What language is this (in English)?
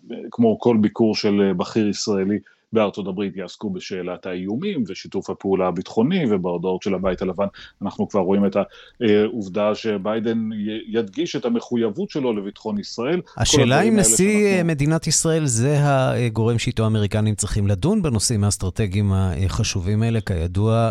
Hebrew